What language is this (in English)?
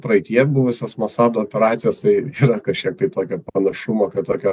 Lithuanian